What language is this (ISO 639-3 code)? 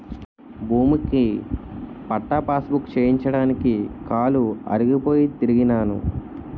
tel